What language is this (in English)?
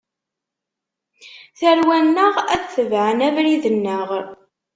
Kabyle